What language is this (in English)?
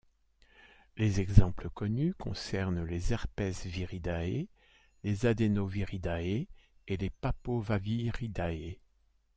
French